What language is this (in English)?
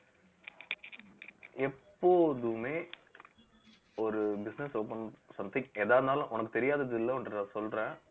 Tamil